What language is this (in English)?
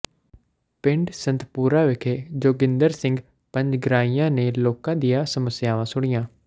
Punjabi